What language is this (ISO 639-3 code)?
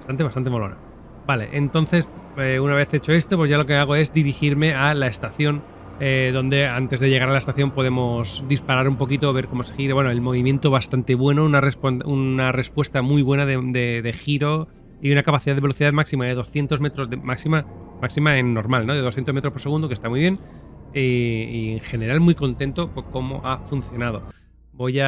spa